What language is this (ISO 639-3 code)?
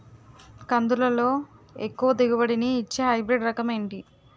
tel